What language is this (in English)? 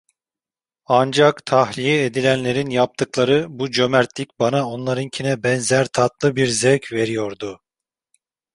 Turkish